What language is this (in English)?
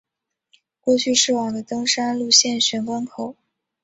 Chinese